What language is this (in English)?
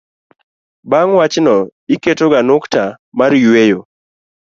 Luo (Kenya and Tanzania)